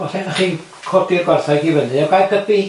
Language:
Welsh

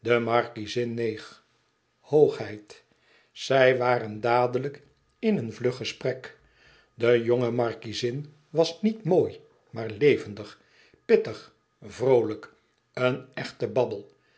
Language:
Dutch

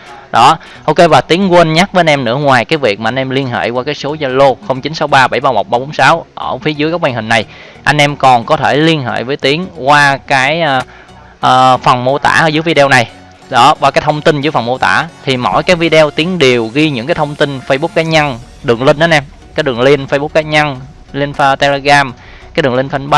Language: Vietnamese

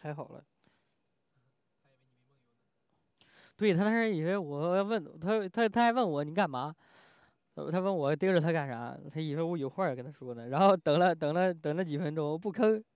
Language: Chinese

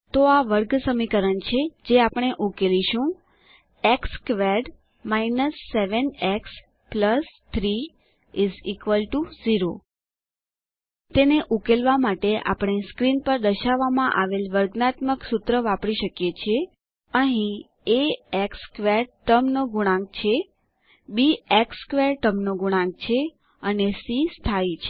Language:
Gujarati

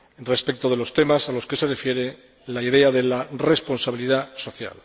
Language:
Spanish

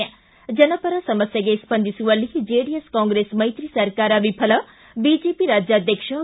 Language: Kannada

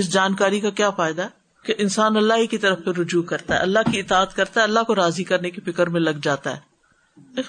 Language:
Urdu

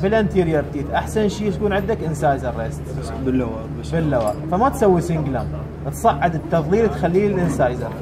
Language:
Arabic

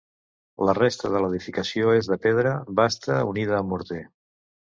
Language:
Catalan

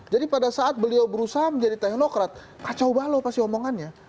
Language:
Indonesian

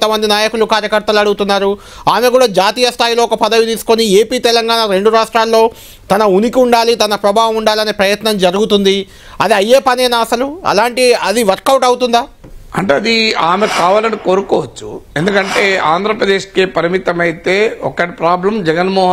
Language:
Telugu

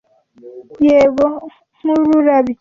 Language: Kinyarwanda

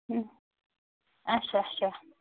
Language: Kashmiri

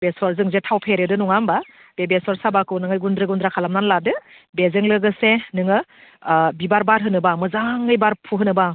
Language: Bodo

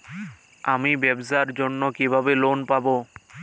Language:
Bangla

